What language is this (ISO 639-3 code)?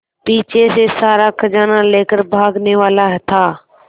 hin